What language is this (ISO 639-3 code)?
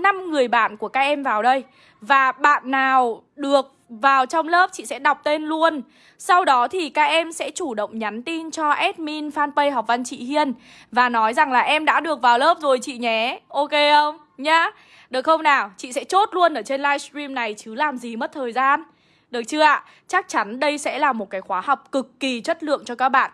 vie